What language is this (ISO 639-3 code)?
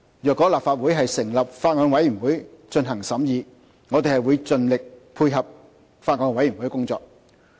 yue